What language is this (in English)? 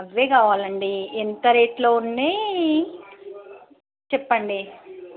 Telugu